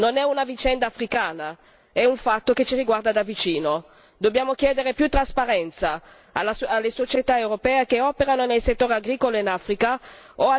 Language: Italian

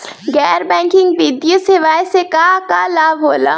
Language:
Bhojpuri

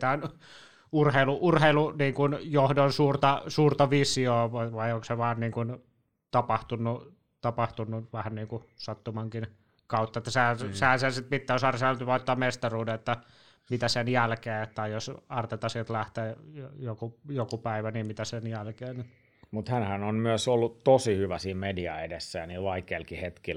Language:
Finnish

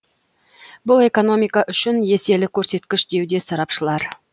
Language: Kazakh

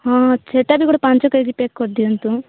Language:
Odia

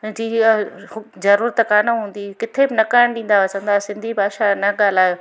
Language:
Sindhi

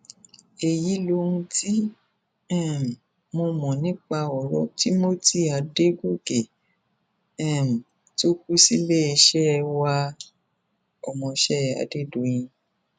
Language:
Yoruba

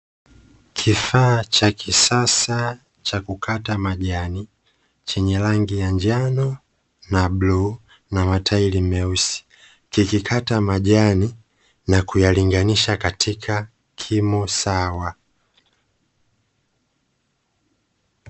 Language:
Swahili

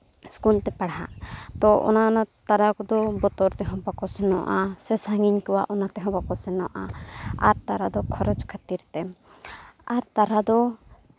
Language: Santali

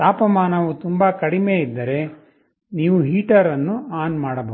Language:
Kannada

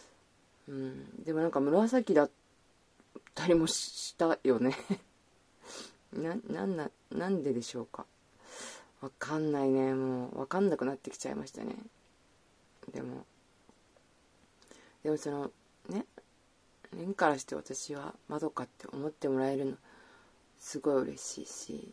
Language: Japanese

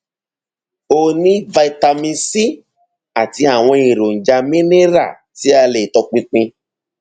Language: Yoruba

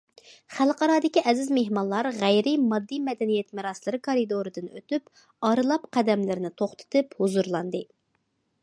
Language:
Uyghur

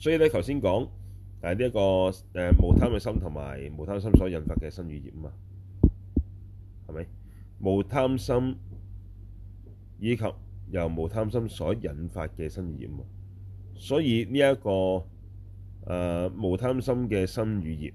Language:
Chinese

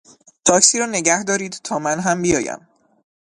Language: Persian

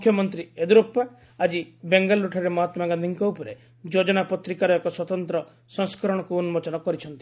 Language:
Odia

